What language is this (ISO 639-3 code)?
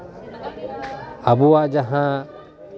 sat